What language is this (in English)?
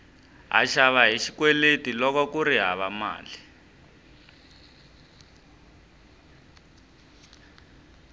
Tsonga